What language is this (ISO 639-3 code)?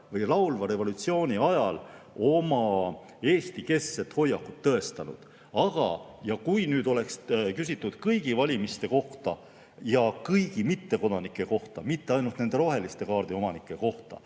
est